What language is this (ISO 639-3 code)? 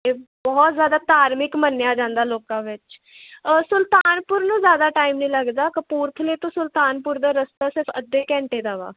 pan